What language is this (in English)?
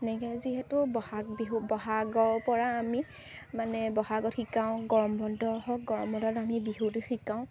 Assamese